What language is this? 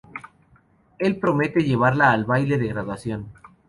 Spanish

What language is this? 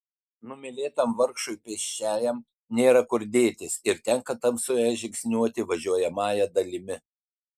Lithuanian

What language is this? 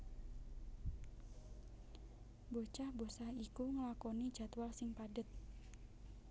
Javanese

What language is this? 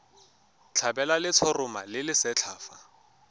Tswana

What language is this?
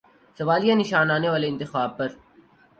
Urdu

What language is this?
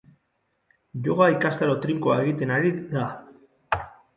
Basque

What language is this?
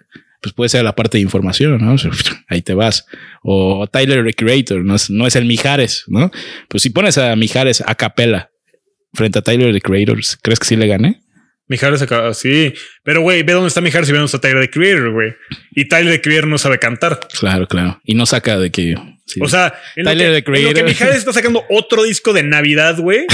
Spanish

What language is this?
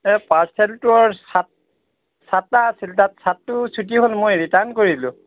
Assamese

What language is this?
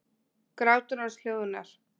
Icelandic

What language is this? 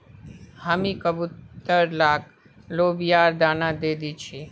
Magahi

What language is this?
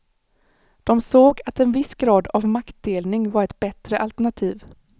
Swedish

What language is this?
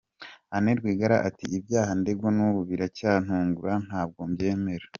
Kinyarwanda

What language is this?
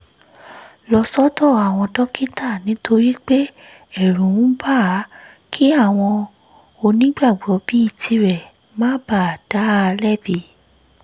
Yoruba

